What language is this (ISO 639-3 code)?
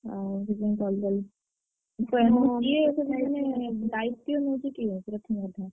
ori